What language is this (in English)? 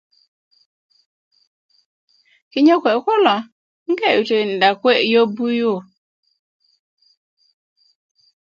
Kuku